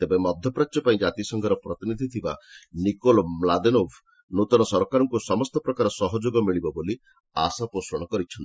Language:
Odia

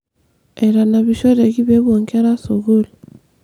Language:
Masai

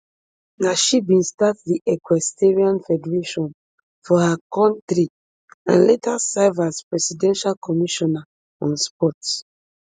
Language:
Nigerian Pidgin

